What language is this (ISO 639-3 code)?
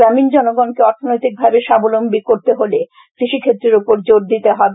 ben